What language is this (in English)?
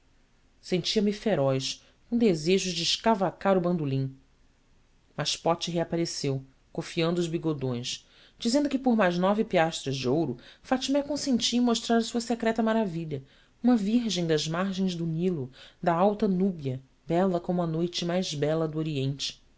Portuguese